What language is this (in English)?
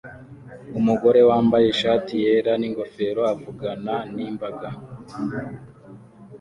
Kinyarwanda